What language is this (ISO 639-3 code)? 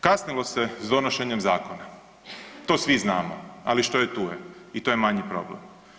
hrv